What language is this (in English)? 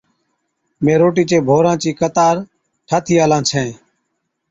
Od